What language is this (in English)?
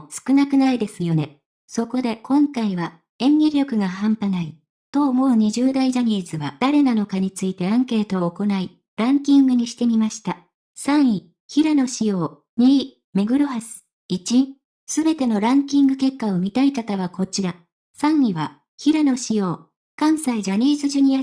Japanese